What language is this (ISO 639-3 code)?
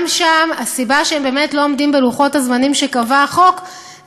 heb